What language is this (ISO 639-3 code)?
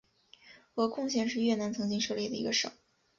zho